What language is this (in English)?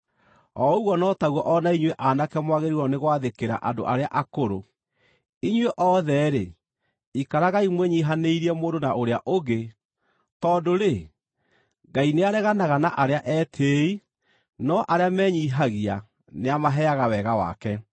Kikuyu